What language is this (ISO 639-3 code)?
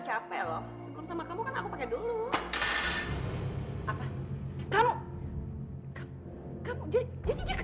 ind